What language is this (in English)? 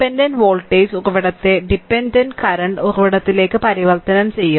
Malayalam